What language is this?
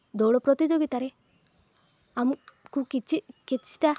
Odia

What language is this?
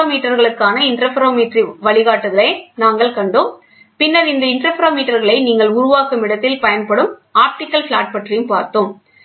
Tamil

